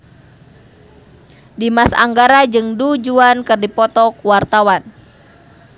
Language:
Sundanese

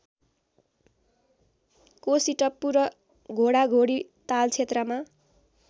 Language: Nepali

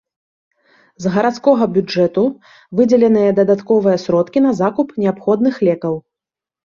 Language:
Belarusian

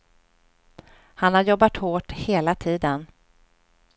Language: Swedish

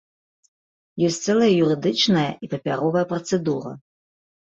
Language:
Belarusian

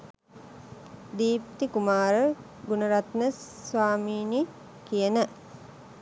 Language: Sinhala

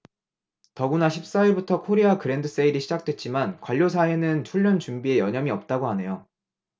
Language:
Korean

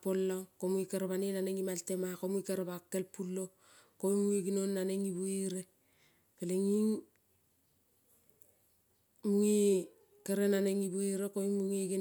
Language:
Kol (Papua New Guinea)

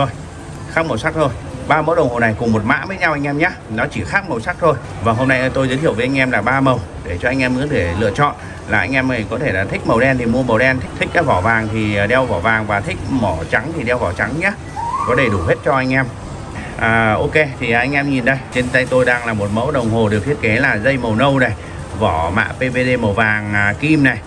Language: Vietnamese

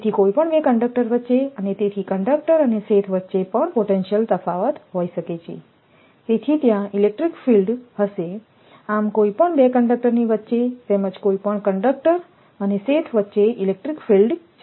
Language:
Gujarati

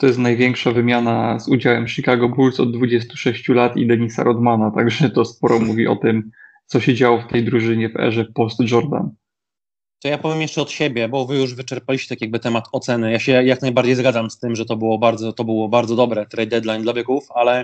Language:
Polish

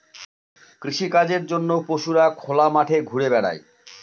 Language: Bangla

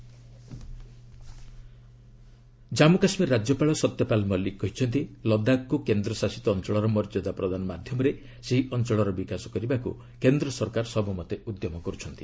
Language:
Odia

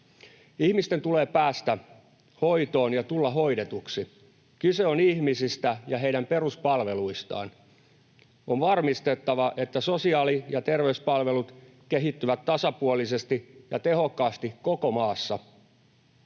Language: Finnish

